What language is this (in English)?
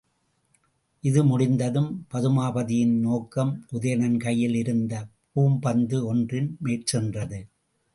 Tamil